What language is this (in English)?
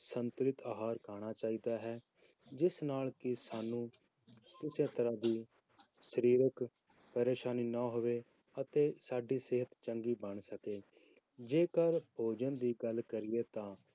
Punjabi